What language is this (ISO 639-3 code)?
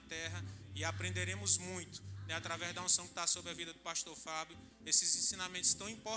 por